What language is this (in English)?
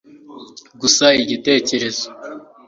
Kinyarwanda